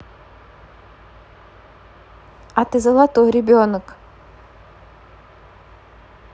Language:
Russian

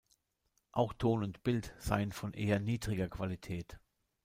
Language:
German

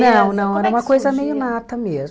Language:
Portuguese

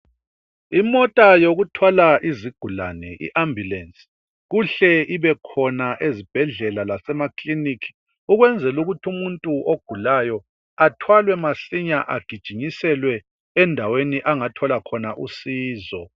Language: North Ndebele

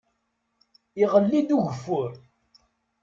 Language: Kabyle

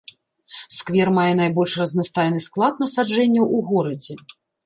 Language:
Belarusian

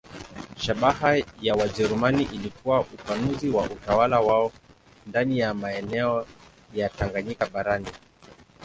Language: Swahili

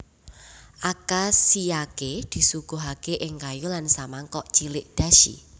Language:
Javanese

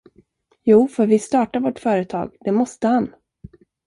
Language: Swedish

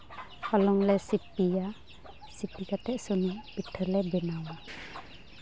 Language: Santali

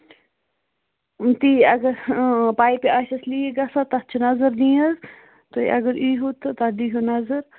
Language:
Kashmiri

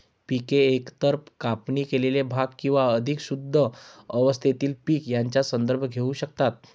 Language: Marathi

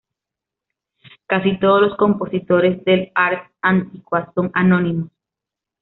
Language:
Spanish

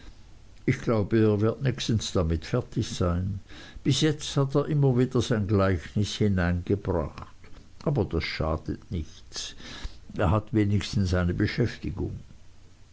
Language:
German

